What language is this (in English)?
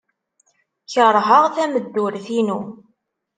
Kabyle